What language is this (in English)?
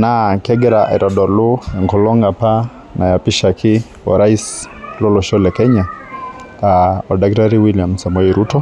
Masai